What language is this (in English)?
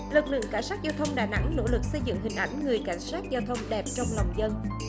Vietnamese